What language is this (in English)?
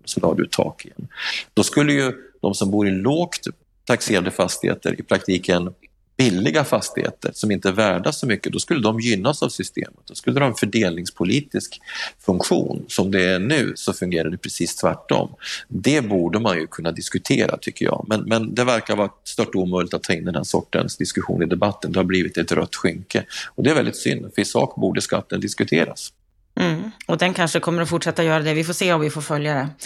Swedish